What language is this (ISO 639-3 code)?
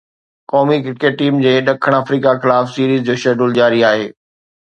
snd